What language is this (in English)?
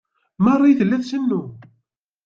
Kabyle